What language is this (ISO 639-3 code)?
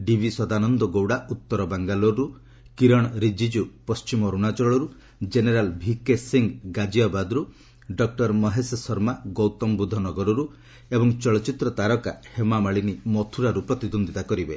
ori